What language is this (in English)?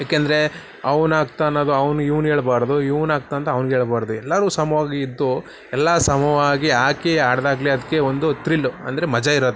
Kannada